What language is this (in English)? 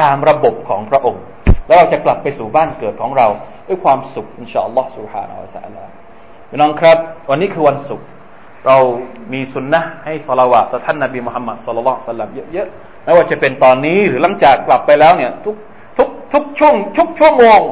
Thai